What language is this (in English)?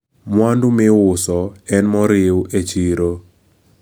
Luo (Kenya and Tanzania)